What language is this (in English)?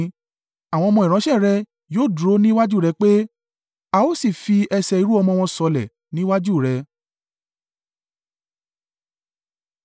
Yoruba